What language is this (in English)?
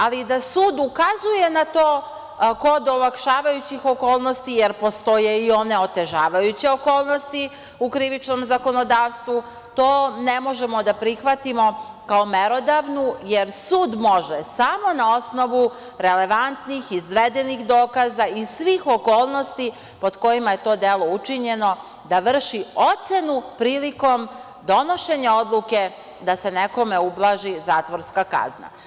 Serbian